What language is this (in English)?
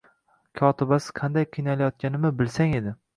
Uzbek